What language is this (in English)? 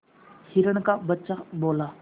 Hindi